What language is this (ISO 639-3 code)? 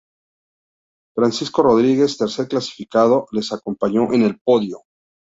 spa